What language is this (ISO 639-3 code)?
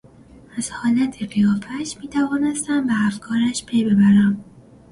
fas